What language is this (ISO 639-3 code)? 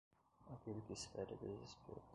por